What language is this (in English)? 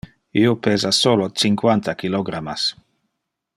Interlingua